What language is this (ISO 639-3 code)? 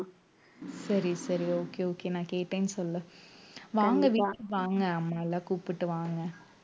tam